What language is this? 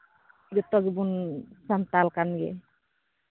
Santali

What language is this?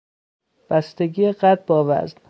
Persian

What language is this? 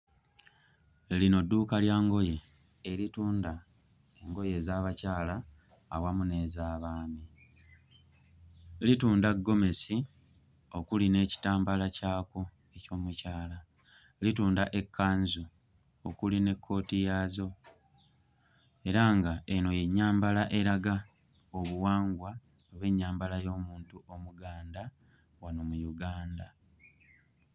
Ganda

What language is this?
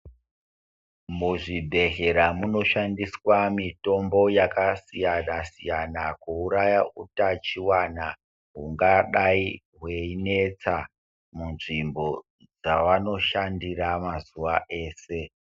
Ndau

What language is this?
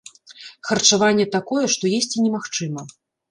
Belarusian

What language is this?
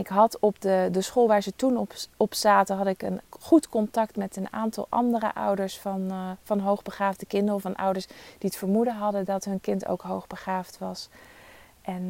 Dutch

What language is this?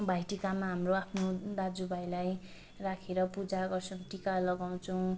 Nepali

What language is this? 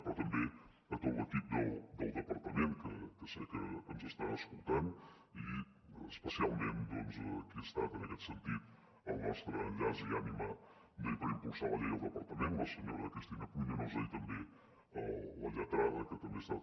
Catalan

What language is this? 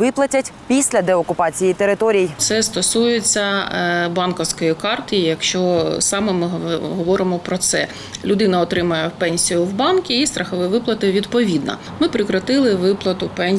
Ukrainian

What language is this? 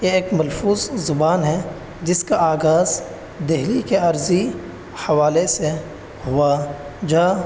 Urdu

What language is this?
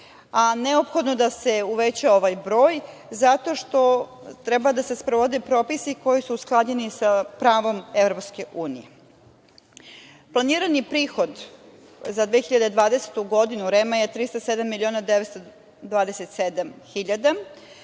Serbian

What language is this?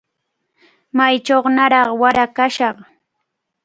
Cajatambo North Lima Quechua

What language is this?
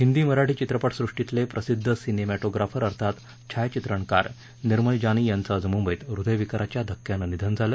Marathi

